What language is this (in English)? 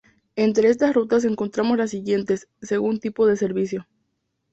Spanish